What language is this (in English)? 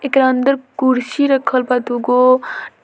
Bhojpuri